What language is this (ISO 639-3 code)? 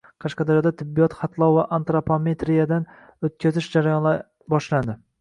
uzb